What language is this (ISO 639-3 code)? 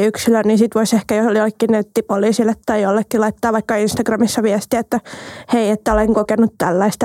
fin